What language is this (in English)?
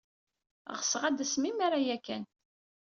Kabyle